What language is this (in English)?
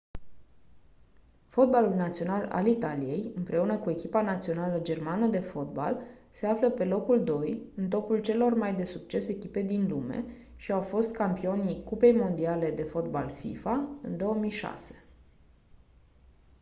Romanian